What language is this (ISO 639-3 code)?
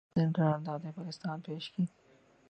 urd